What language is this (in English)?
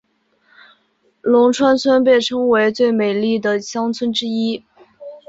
Chinese